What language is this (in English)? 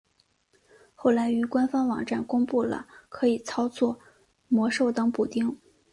Chinese